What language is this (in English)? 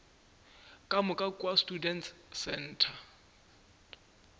Northern Sotho